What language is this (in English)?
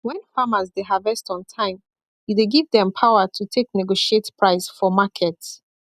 Nigerian Pidgin